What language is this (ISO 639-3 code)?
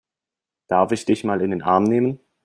deu